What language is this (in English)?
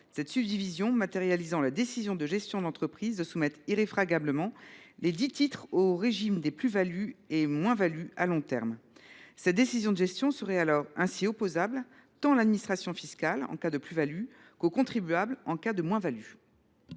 French